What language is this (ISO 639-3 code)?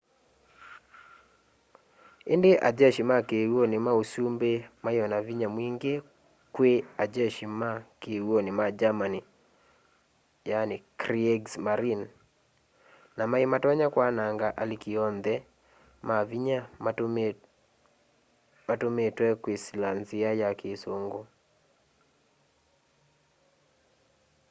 kam